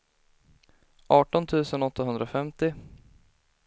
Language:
Swedish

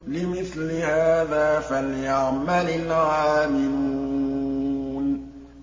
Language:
Arabic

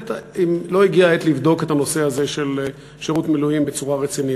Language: Hebrew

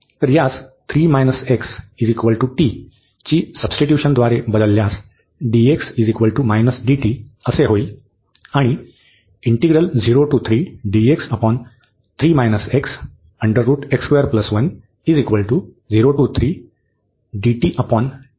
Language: Marathi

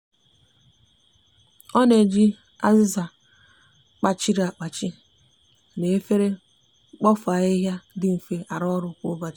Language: Igbo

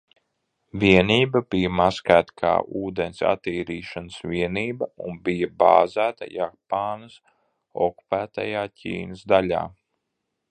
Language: Latvian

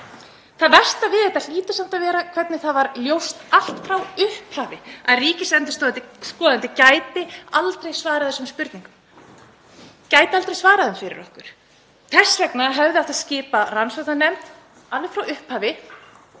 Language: Icelandic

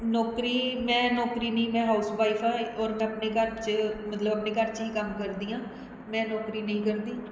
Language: Punjabi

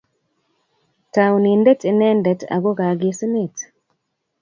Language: Kalenjin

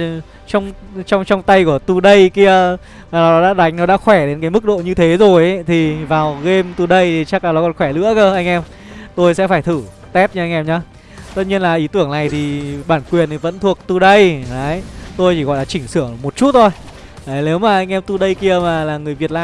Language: Vietnamese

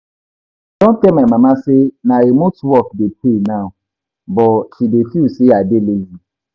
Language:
Nigerian Pidgin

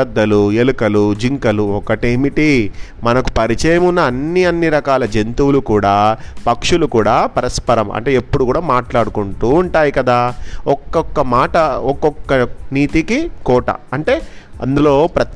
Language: Telugu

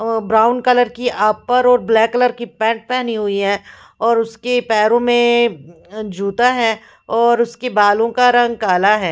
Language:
Hindi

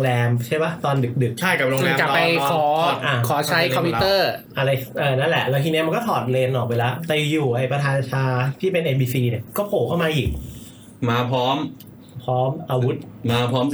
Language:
Thai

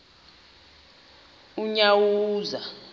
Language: Xhosa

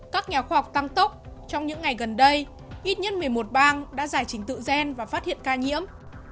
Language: Vietnamese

